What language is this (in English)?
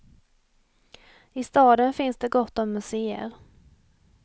Swedish